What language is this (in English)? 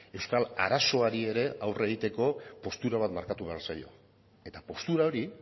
Basque